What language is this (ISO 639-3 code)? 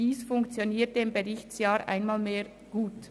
gsw